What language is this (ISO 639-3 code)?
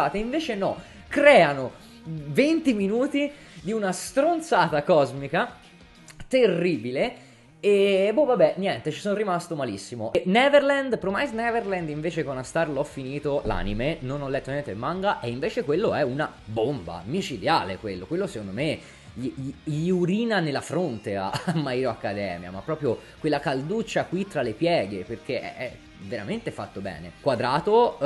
ita